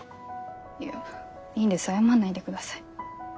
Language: Japanese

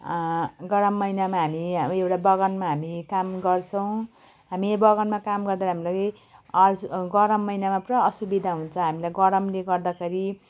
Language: Nepali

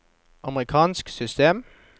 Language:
Norwegian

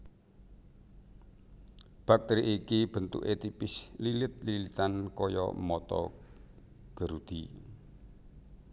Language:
Javanese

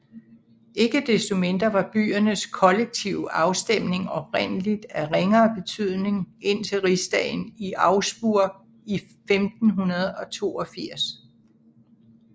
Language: Danish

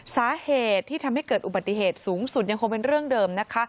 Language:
Thai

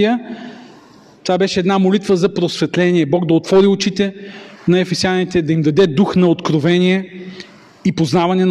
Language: Bulgarian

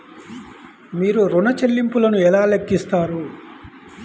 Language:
Telugu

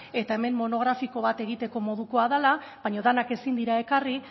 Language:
Basque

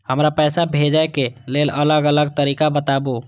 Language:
Maithili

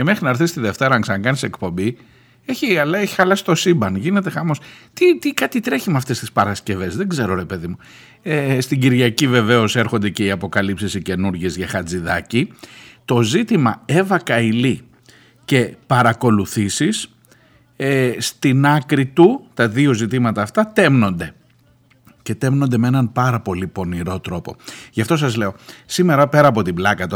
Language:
Greek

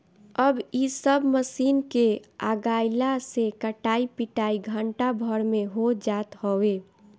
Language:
Bhojpuri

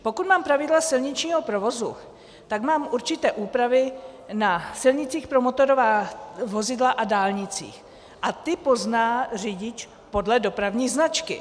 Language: Czech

